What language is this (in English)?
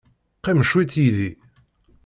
Kabyle